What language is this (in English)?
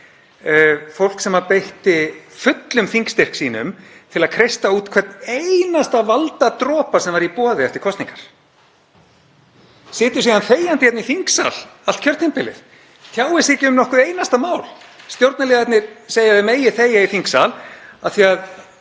Icelandic